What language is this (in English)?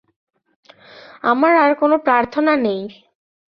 Bangla